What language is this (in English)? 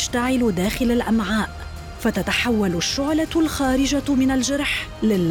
Arabic